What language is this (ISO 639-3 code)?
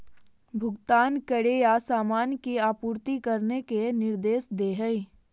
mag